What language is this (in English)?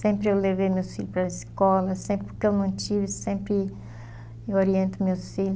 Portuguese